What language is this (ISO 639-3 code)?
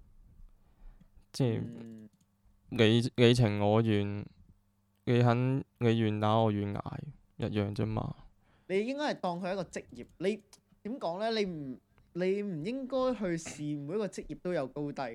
zho